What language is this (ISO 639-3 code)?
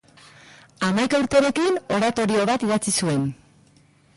eus